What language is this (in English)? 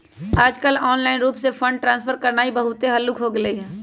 Magahi